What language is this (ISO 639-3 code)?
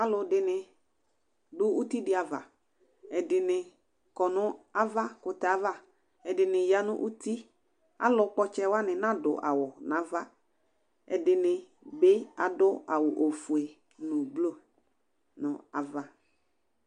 kpo